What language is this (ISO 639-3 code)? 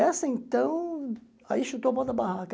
por